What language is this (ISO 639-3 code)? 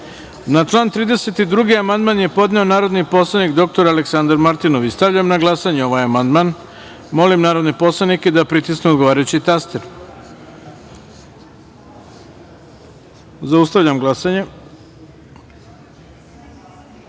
srp